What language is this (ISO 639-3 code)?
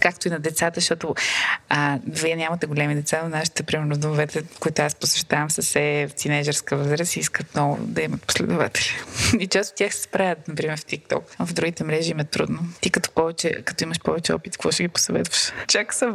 bul